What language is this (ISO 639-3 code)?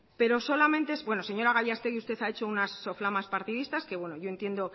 spa